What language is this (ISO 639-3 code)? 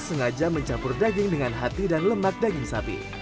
ind